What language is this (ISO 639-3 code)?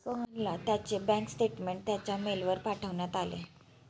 mar